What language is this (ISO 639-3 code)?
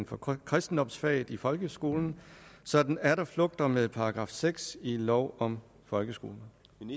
dan